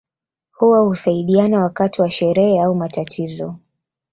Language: Swahili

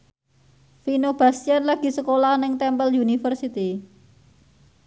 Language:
Javanese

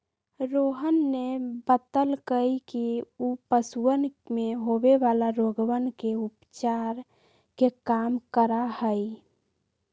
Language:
Magahi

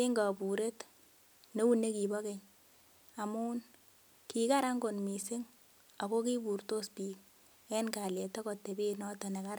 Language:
Kalenjin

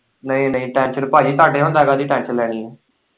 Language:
Punjabi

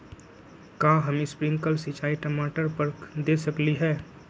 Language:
Magahi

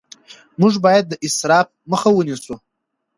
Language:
Pashto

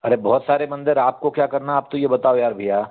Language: Hindi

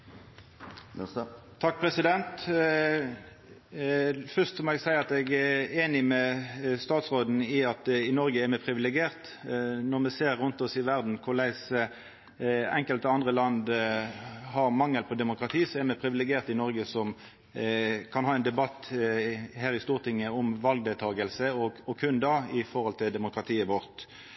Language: Norwegian Nynorsk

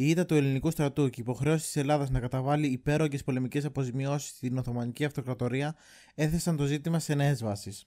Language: Greek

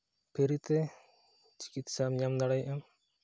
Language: Santali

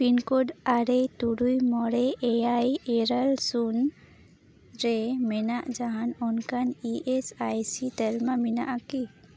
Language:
Santali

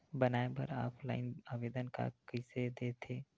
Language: Chhattisgarhi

